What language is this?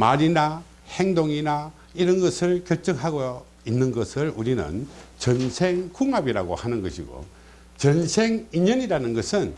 Korean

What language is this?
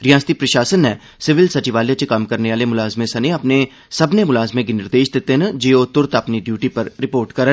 Dogri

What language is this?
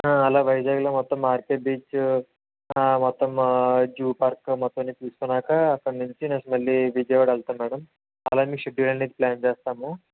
Telugu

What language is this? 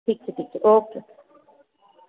Gujarati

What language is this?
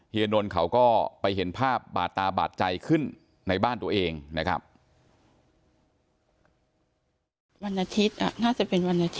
Thai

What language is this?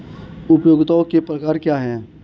Hindi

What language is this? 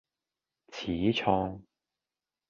Cantonese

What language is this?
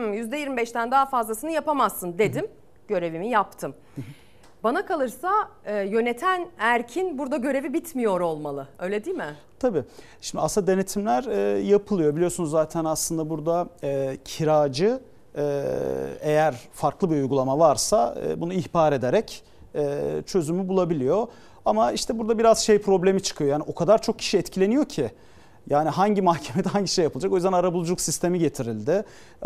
Turkish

